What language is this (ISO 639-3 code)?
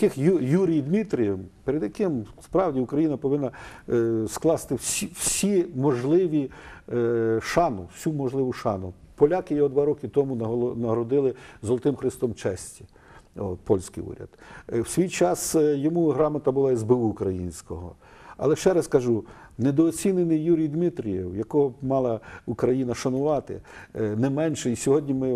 ukr